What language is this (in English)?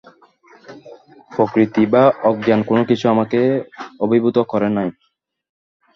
Bangla